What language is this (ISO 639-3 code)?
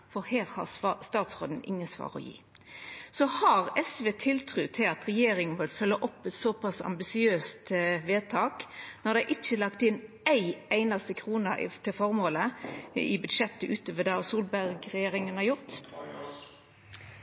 nno